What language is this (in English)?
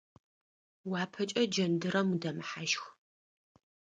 Adyghe